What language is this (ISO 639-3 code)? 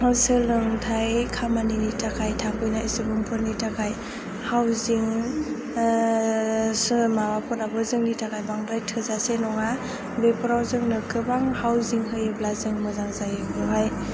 brx